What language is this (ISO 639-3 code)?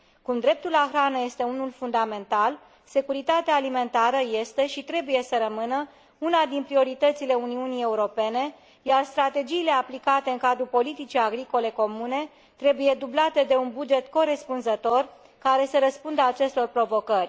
ron